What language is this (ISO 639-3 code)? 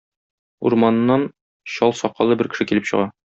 tat